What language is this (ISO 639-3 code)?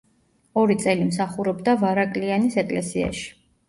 kat